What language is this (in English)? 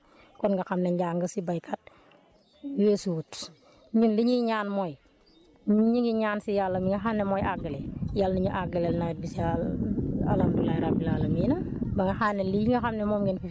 Wolof